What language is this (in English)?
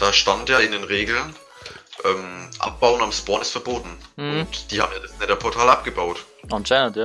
German